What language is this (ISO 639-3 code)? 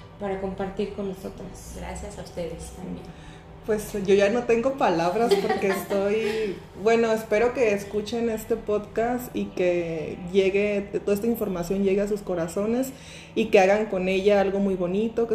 spa